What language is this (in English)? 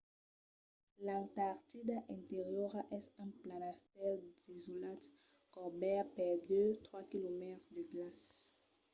Occitan